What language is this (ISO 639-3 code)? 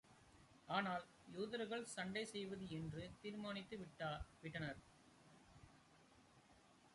tam